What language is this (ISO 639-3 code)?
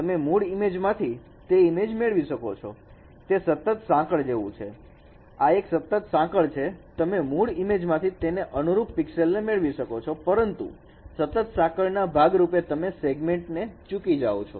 guj